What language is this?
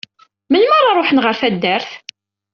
Kabyle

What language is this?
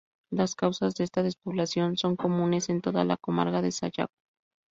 Spanish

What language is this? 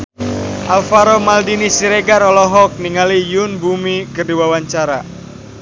Sundanese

